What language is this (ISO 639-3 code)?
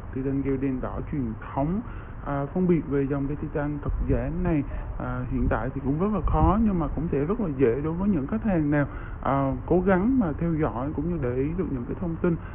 vie